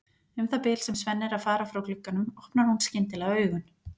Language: Icelandic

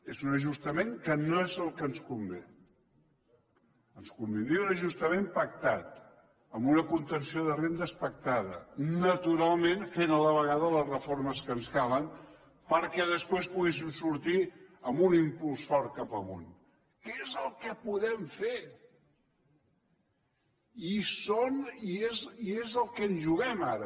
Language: Catalan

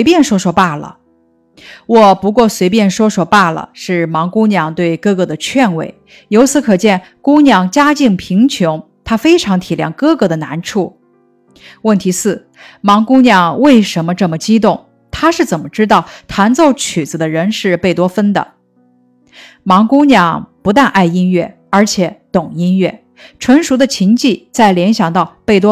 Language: Chinese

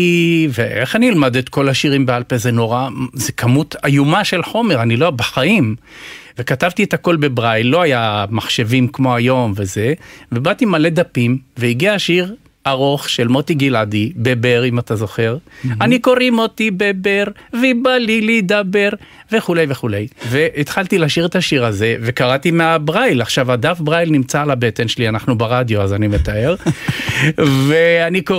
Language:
Hebrew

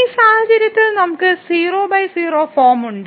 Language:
Malayalam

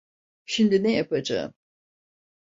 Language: Turkish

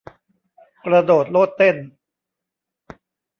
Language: Thai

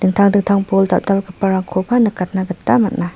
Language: Garo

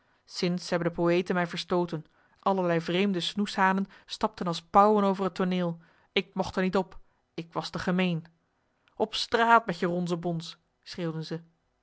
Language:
Dutch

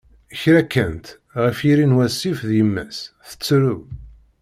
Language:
Kabyle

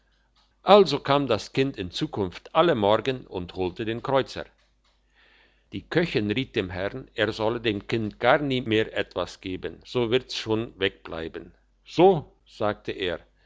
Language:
German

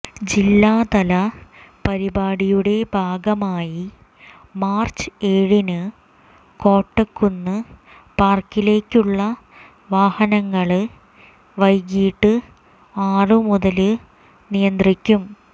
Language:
Malayalam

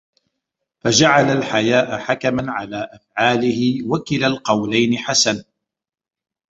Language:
Arabic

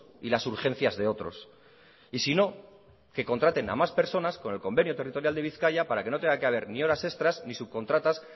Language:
Spanish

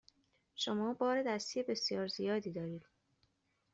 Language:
Persian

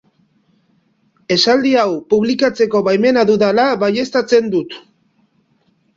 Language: Basque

